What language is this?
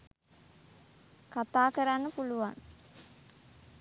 Sinhala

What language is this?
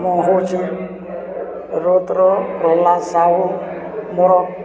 Odia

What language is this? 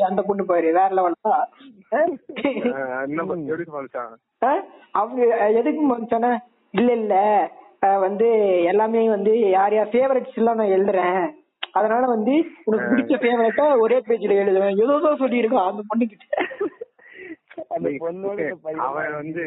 Tamil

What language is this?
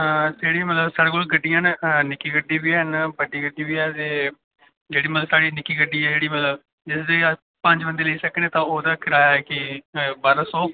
Dogri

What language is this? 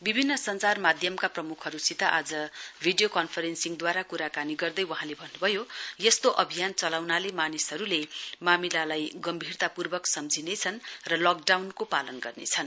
Nepali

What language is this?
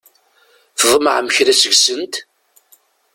Kabyle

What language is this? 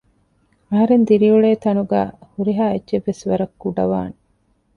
Divehi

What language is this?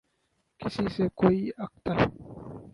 Urdu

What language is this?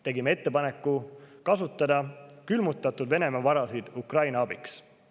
Estonian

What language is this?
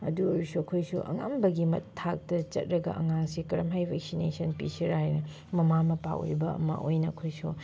Manipuri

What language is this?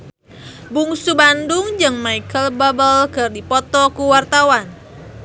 Sundanese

